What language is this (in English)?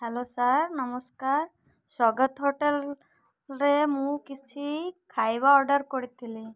Odia